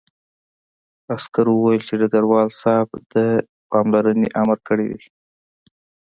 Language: Pashto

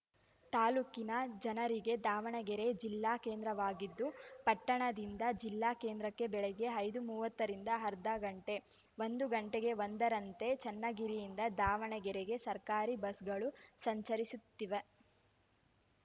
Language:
Kannada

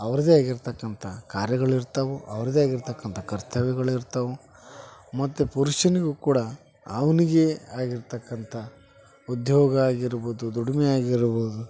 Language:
Kannada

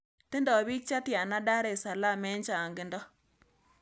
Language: Kalenjin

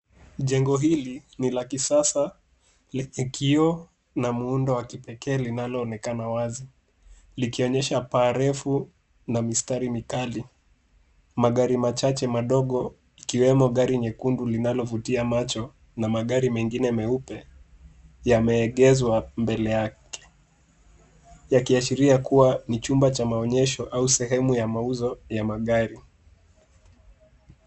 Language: Swahili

